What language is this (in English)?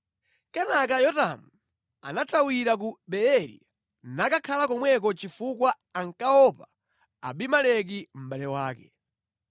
Nyanja